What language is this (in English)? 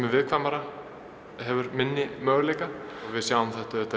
Icelandic